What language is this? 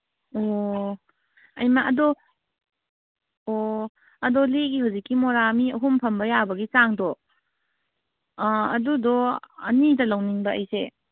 Manipuri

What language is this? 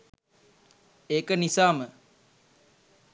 Sinhala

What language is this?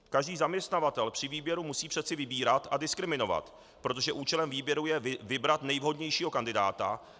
Czech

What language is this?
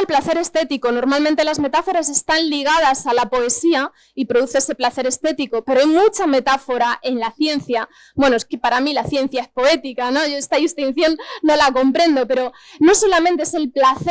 Spanish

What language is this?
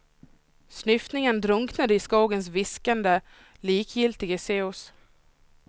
Swedish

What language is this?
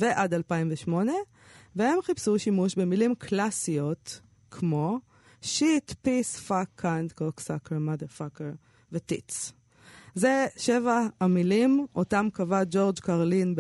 Hebrew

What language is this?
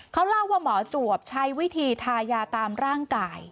Thai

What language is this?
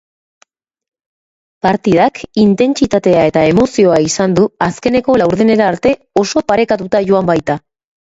Basque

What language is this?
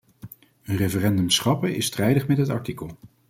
Dutch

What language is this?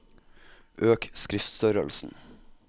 Norwegian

